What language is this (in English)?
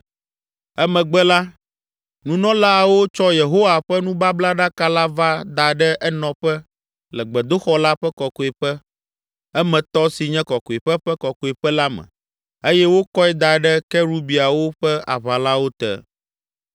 Ewe